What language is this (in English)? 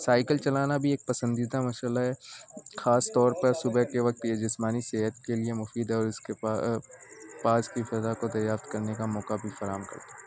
Urdu